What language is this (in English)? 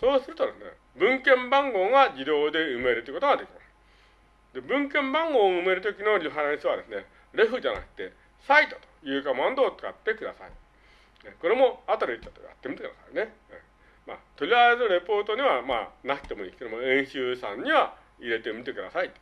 Japanese